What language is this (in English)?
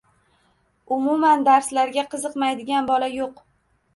Uzbek